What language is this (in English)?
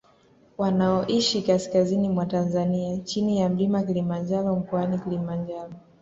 Swahili